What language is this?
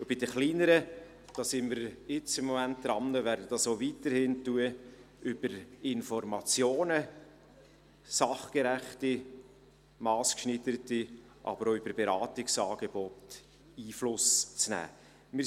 Swiss German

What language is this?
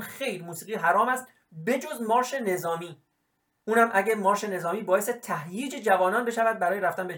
Persian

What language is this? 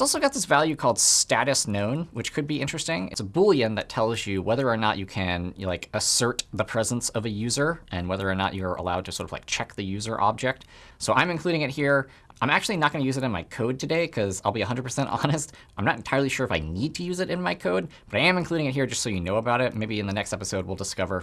English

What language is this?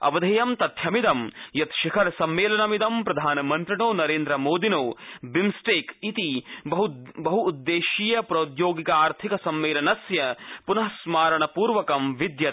Sanskrit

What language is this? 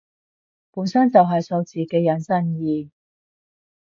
Cantonese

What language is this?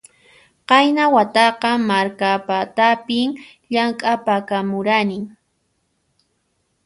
Puno Quechua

